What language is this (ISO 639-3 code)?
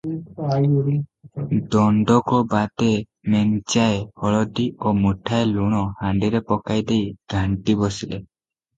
ori